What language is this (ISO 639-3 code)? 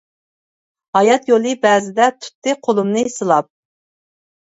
uig